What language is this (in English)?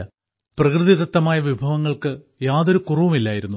Malayalam